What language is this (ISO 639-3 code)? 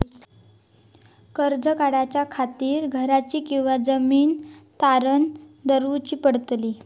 mar